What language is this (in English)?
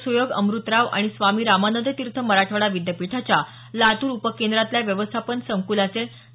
Marathi